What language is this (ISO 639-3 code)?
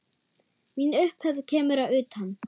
isl